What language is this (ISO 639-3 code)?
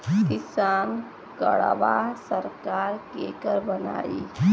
bho